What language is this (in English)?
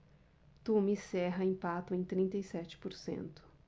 Portuguese